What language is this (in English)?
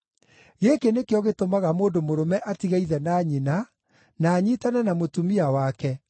Kikuyu